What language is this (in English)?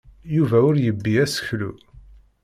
Kabyle